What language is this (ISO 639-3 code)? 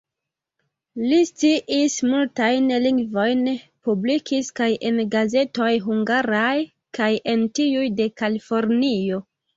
epo